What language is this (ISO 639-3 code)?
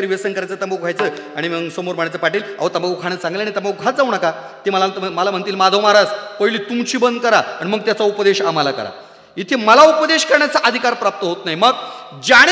mar